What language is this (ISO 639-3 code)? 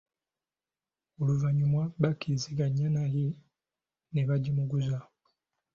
lug